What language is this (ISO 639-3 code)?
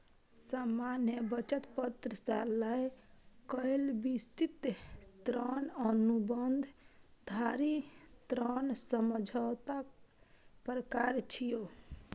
mai